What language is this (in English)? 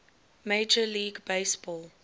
English